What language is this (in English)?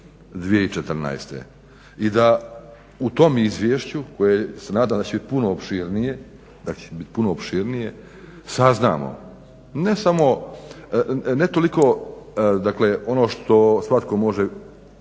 Croatian